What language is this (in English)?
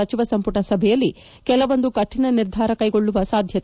Kannada